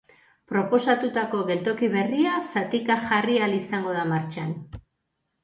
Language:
Basque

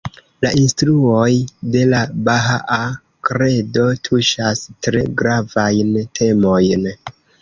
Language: Esperanto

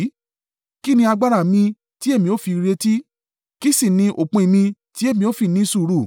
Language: Yoruba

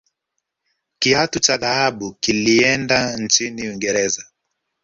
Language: Swahili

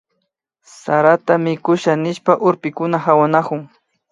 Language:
Imbabura Highland Quichua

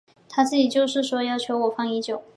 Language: Chinese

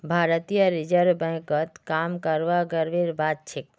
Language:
Magahi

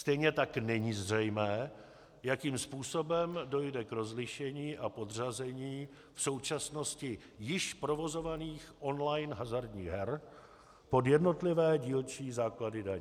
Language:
Czech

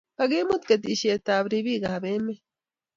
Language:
Kalenjin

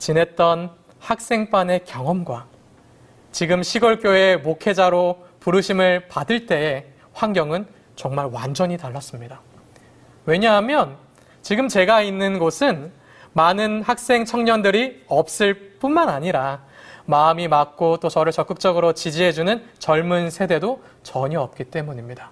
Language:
Korean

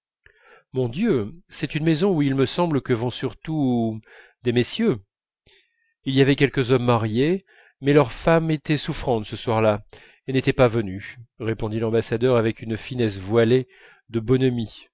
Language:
French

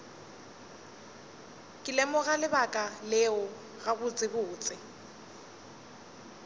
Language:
Northern Sotho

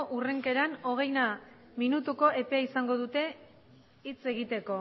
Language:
Basque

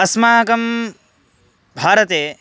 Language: Sanskrit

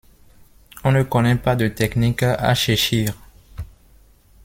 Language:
French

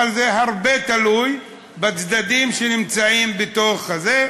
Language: Hebrew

